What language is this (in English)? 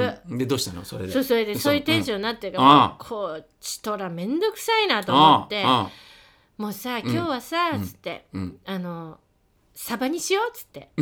Japanese